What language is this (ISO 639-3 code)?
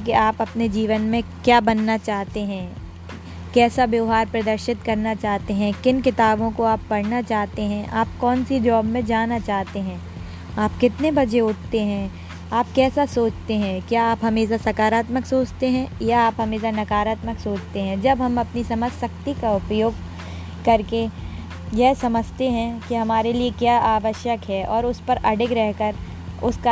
hin